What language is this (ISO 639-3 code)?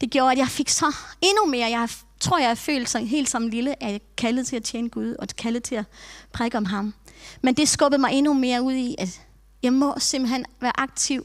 dan